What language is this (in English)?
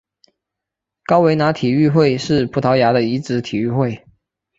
Chinese